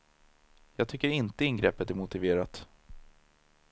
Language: Swedish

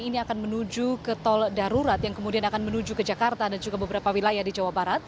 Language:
Indonesian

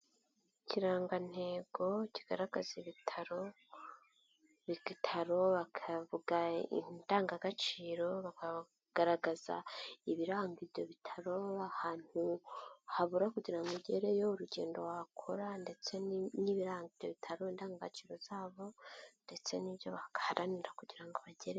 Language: Kinyarwanda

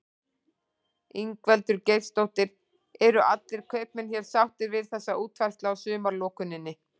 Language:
Icelandic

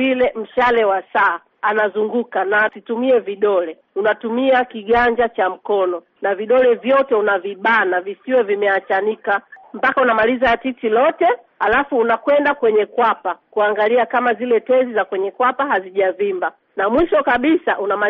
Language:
Swahili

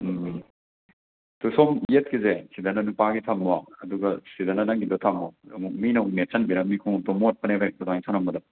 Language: Manipuri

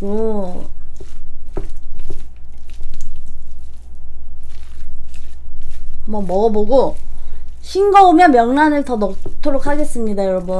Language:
Korean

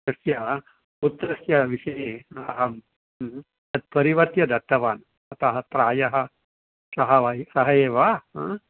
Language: Sanskrit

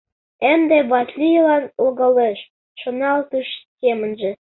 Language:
Mari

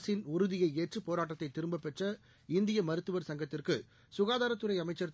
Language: Tamil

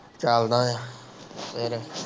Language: Punjabi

